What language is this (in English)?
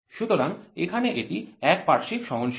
Bangla